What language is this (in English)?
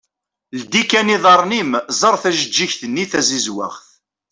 Kabyle